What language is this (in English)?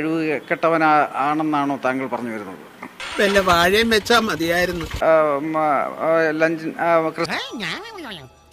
Malayalam